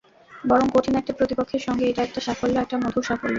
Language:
Bangla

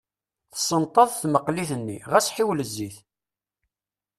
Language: Kabyle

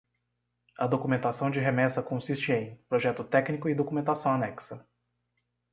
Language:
Portuguese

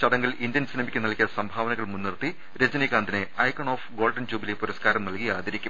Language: Malayalam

